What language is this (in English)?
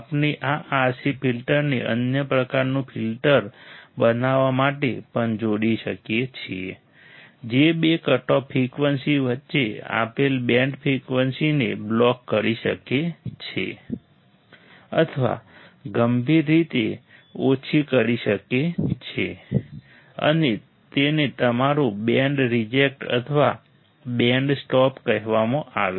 Gujarati